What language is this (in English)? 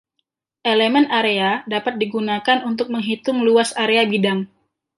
Indonesian